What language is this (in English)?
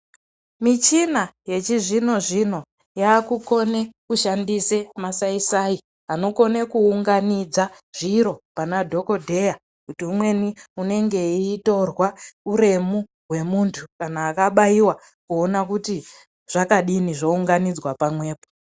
Ndau